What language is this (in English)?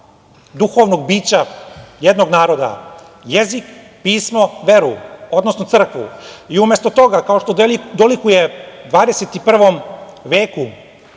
Serbian